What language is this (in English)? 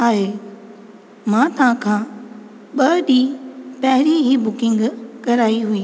Sindhi